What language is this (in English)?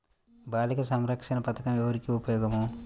Telugu